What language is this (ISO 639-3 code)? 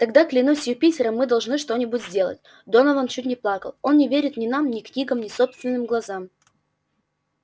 rus